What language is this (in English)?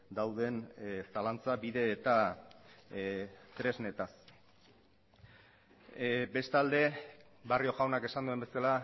Basque